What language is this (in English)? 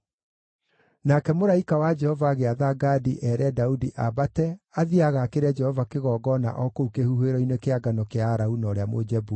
Kikuyu